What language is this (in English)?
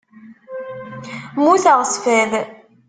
Kabyle